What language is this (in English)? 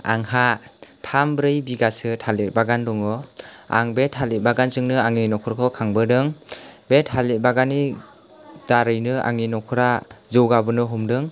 Bodo